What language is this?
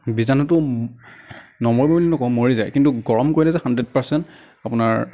Assamese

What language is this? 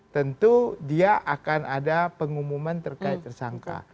Indonesian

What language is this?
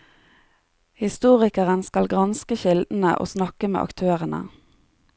Norwegian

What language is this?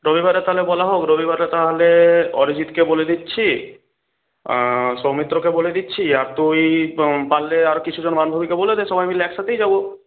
Bangla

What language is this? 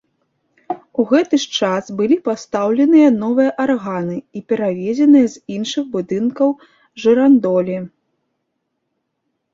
Belarusian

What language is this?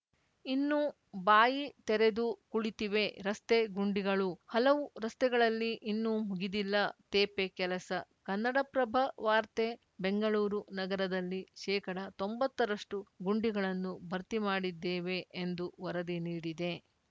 Kannada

